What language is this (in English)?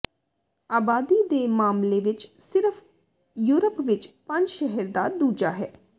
Punjabi